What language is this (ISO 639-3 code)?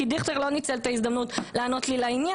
heb